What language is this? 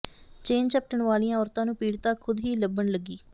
Punjabi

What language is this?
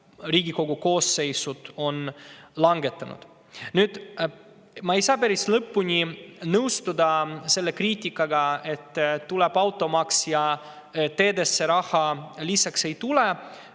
Estonian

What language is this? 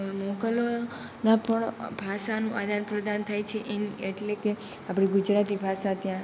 Gujarati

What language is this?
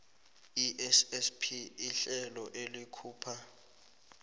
South Ndebele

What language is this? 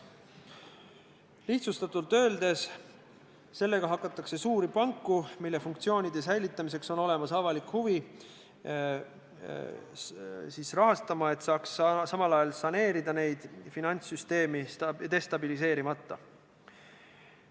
Estonian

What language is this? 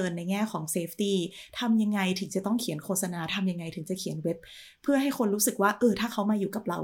Thai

